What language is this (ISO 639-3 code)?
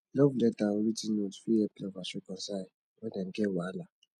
pcm